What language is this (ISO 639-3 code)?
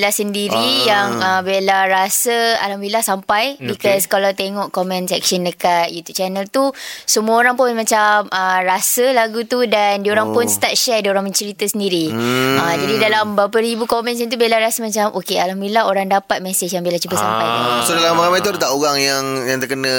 msa